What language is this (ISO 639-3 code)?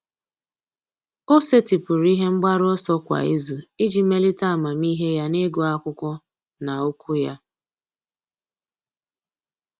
ibo